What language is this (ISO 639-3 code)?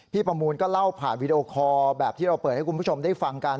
tha